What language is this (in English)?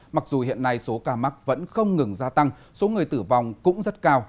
Vietnamese